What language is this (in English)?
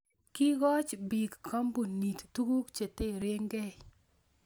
Kalenjin